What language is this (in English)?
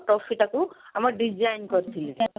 Odia